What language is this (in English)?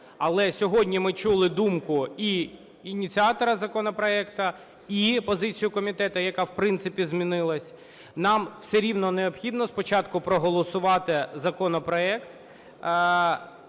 Ukrainian